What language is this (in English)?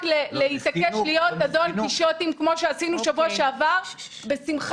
Hebrew